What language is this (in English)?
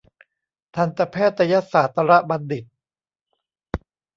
Thai